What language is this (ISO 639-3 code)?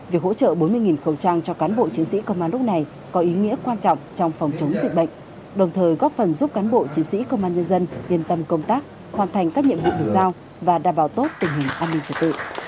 vie